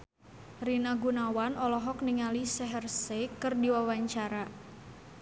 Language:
Sundanese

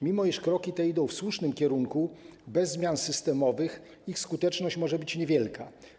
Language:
Polish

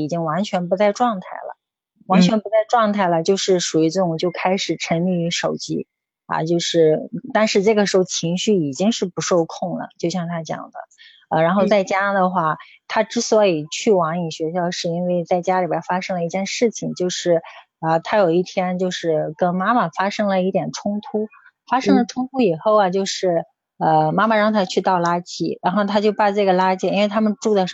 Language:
Chinese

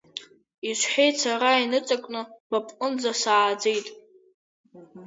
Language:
Abkhazian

